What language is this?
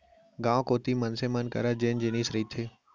Chhattisgarhi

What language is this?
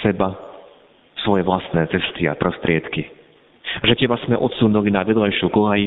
Slovak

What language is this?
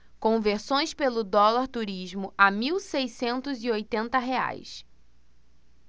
Portuguese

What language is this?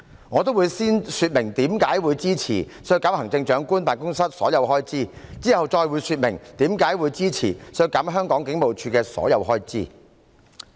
Cantonese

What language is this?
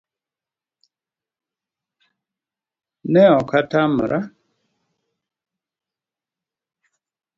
Luo (Kenya and Tanzania)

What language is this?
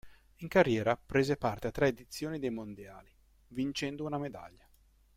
Italian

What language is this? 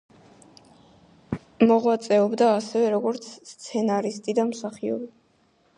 Georgian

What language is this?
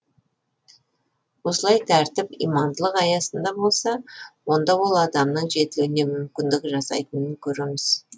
Kazakh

